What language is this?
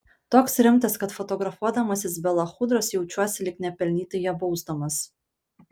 Lithuanian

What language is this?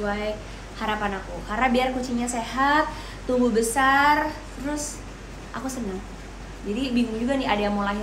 Indonesian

